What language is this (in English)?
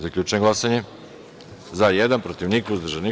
Serbian